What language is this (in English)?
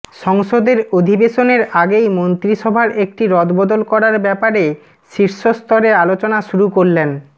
Bangla